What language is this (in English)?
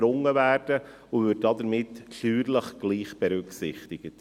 Swiss German